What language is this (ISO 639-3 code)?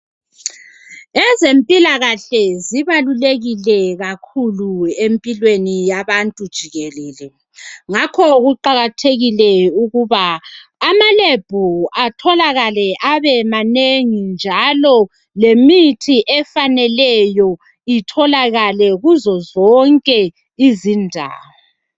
nde